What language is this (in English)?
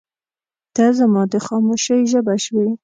Pashto